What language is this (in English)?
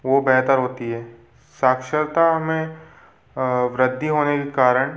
Hindi